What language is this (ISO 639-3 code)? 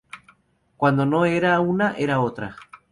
spa